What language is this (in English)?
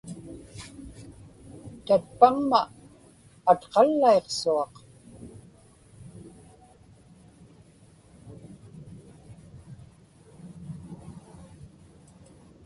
Inupiaq